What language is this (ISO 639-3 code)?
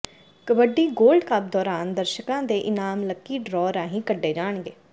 pan